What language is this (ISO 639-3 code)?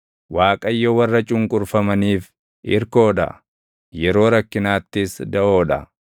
orm